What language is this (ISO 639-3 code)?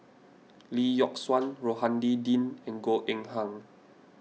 eng